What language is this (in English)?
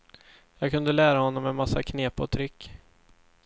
Swedish